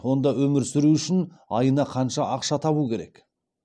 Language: Kazakh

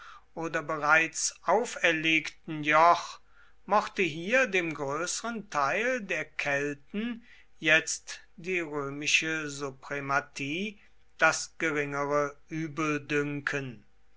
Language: German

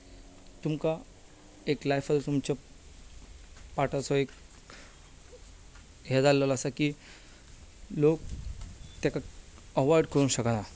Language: Konkani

